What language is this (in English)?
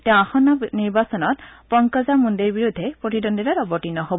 Assamese